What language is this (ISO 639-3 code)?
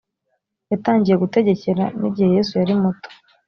kin